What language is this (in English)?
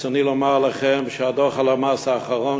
Hebrew